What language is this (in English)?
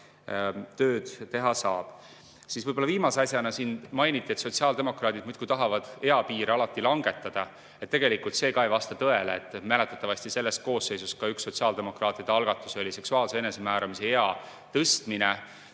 Estonian